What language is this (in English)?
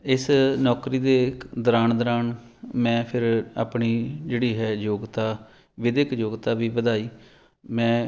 Punjabi